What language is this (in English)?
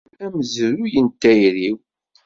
Kabyle